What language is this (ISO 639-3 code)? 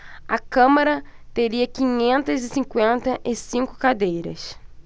por